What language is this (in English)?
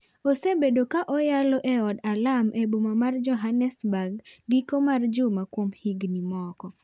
Luo (Kenya and Tanzania)